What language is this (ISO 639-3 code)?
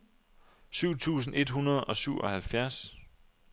dan